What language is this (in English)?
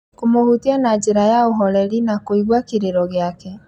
Kikuyu